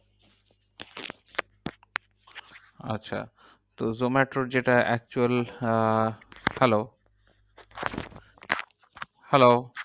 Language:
Bangla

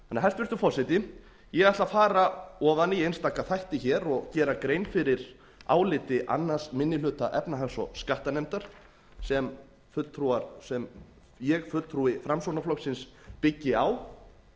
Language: Icelandic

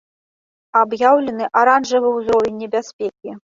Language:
Belarusian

